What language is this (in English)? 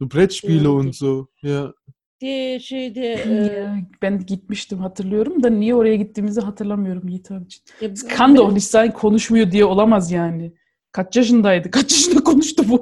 Turkish